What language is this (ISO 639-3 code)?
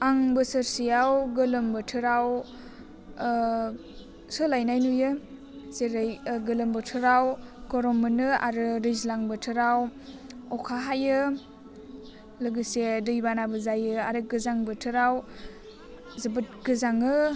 brx